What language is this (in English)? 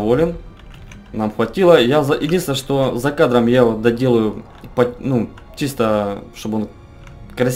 Russian